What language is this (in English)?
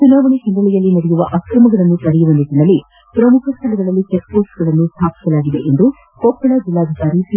Kannada